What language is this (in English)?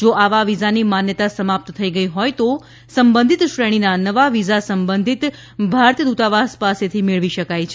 Gujarati